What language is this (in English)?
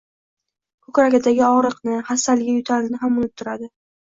Uzbek